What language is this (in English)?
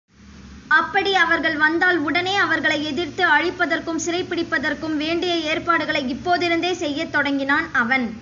Tamil